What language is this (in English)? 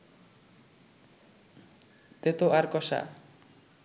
Bangla